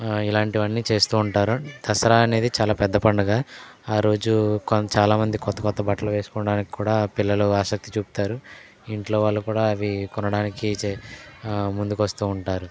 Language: Telugu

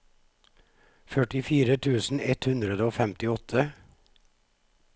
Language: Norwegian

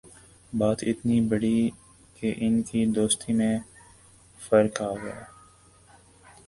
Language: Urdu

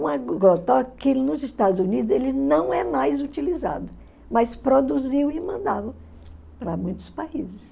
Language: Portuguese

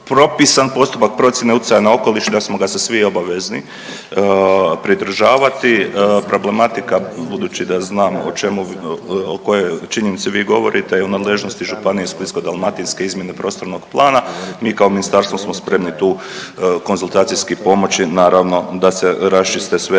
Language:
Croatian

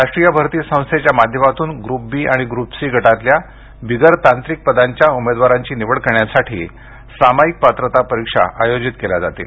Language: Marathi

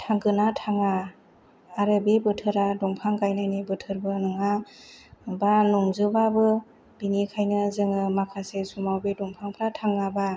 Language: Bodo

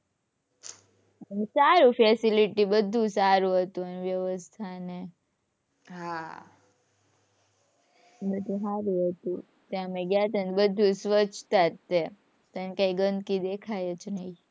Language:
Gujarati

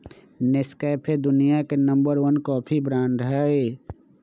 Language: Magahi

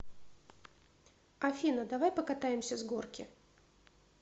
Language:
Russian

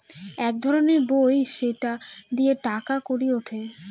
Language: Bangla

